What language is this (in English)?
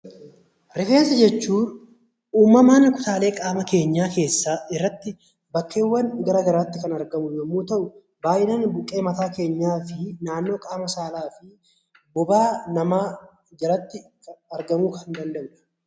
Oromo